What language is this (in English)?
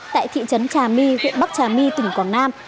Vietnamese